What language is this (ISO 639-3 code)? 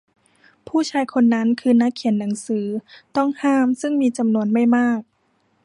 tha